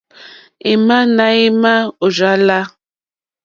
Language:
Mokpwe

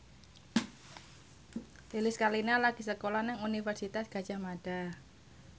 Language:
Javanese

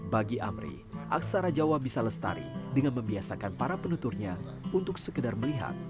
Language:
Indonesian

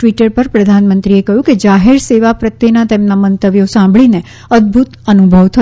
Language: Gujarati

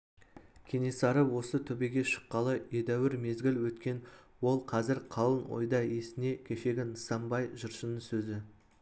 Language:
Kazakh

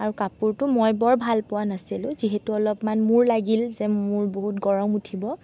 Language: Assamese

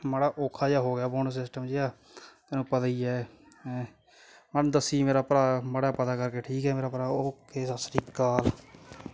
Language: Punjabi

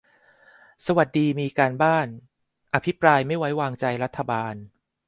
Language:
Thai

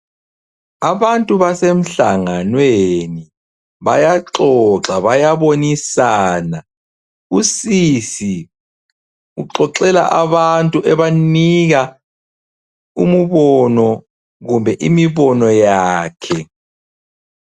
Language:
North Ndebele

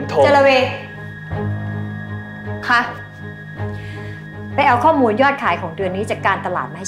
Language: Thai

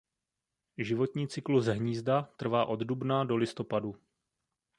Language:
Czech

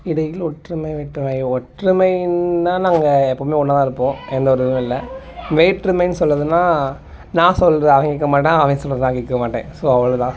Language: Tamil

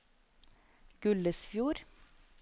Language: Norwegian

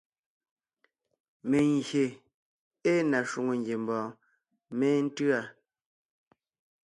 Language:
Ngiemboon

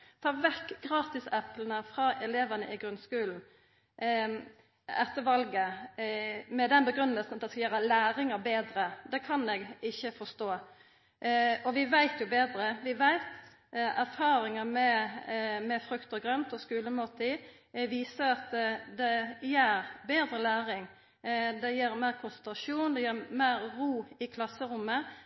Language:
Norwegian Nynorsk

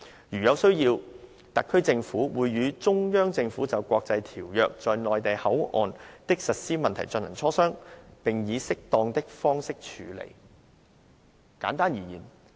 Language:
Cantonese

